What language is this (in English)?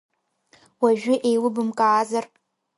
Abkhazian